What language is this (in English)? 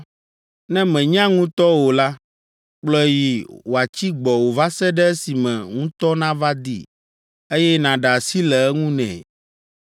Ewe